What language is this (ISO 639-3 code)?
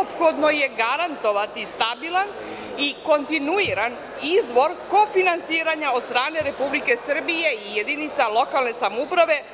srp